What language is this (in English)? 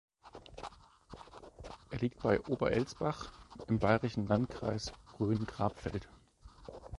German